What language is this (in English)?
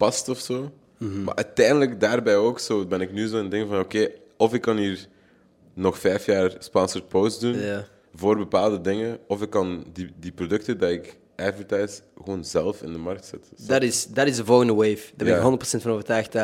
Dutch